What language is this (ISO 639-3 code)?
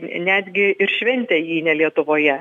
lit